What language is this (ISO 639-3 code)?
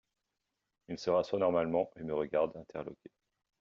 fra